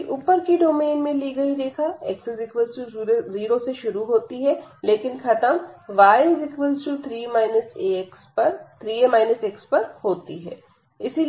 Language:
Hindi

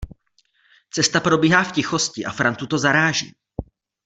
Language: Czech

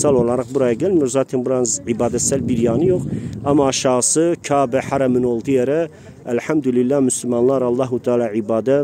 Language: Turkish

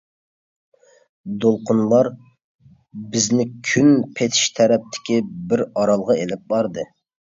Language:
Uyghur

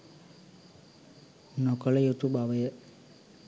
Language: Sinhala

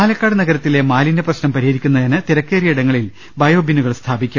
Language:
Malayalam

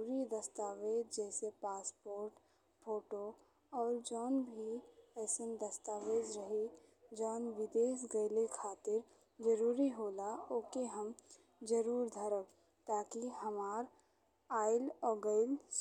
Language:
Bhojpuri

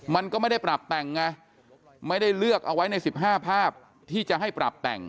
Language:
Thai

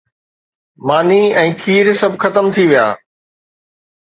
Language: Sindhi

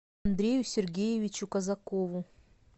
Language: Russian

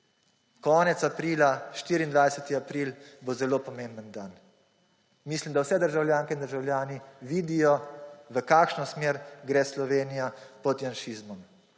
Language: Slovenian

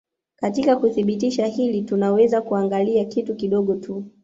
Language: Swahili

